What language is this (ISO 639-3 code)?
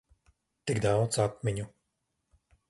lav